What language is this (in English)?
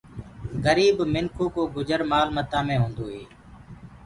Gurgula